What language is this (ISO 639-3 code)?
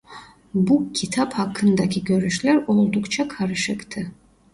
tur